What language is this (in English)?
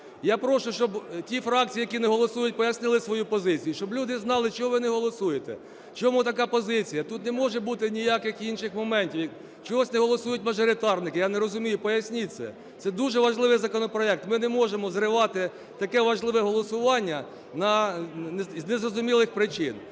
Ukrainian